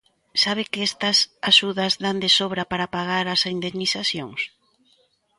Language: Galician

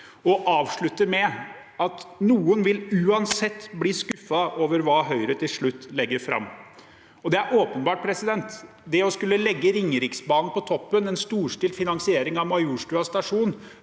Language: Norwegian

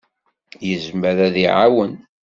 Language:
Kabyle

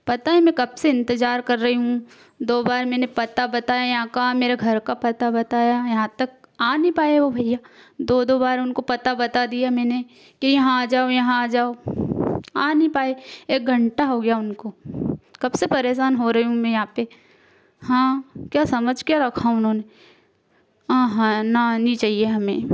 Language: Hindi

